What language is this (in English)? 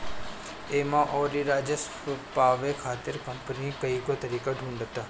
Bhojpuri